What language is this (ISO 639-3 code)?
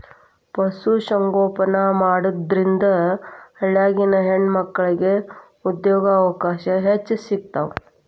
kan